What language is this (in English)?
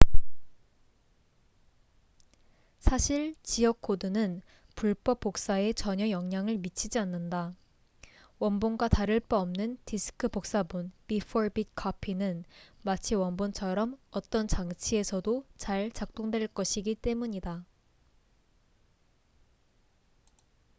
Korean